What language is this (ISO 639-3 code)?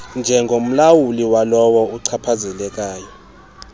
xho